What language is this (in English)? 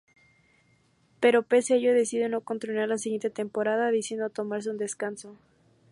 Spanish